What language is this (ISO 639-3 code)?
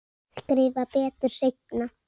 isl